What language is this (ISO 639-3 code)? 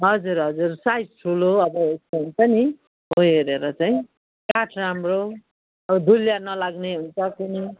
nep